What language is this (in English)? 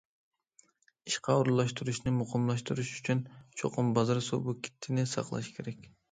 Uyghur